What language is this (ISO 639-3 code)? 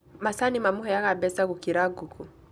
kik